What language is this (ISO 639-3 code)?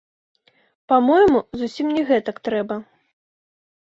bel